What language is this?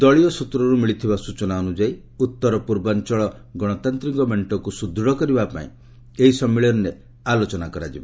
Odia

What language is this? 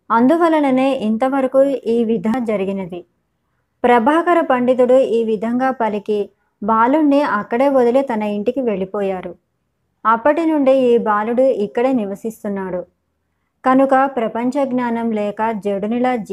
Telugu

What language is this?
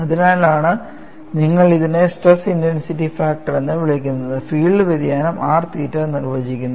Malayalam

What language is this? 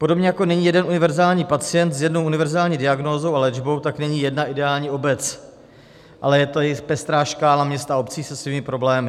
Czech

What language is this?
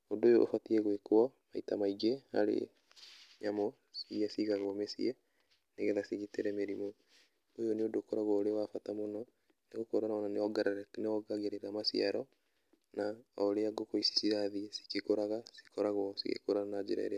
Kikuyu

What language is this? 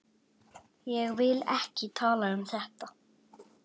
Icelandic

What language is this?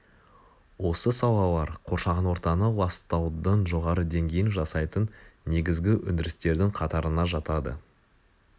Kazakh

